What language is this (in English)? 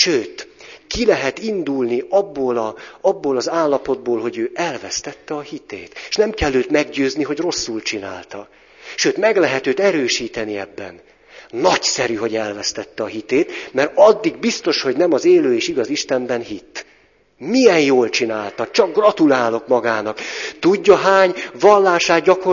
Hungarian